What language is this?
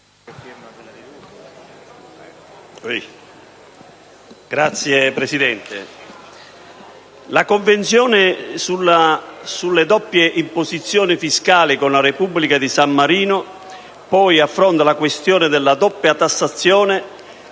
Italian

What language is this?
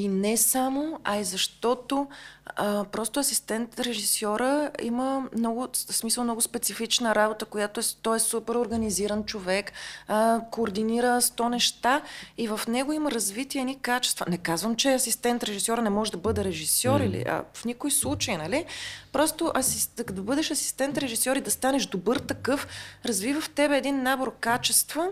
Bulgarian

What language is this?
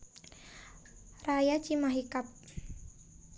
Javanese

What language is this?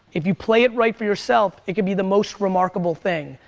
English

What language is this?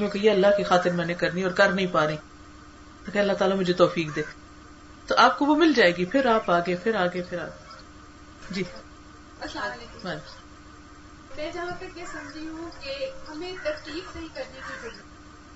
Urdu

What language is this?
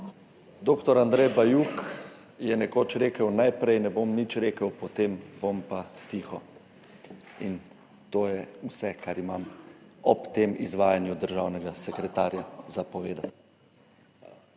Slovenian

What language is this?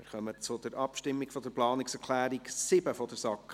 Swiss German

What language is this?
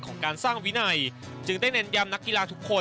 Thai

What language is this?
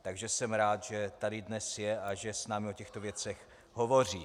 Czech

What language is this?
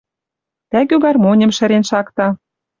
Western Mari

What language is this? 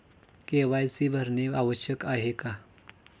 Marathi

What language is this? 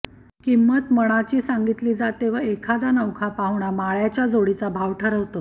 Marathi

